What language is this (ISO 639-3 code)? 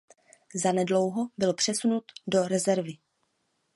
ces